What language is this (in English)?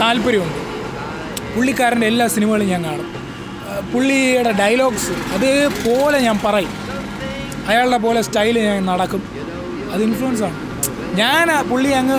Malayalam